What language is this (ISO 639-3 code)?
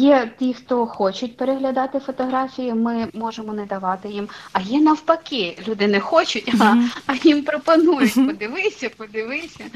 ukr